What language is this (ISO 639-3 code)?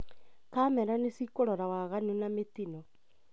kik